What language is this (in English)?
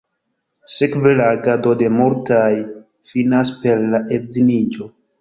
Esperanto